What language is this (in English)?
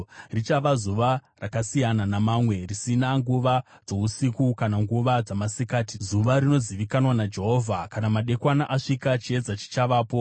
Shona